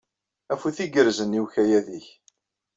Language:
Kabyle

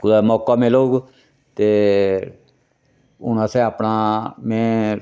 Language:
Dogri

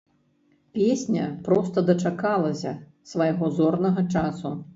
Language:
Belarusian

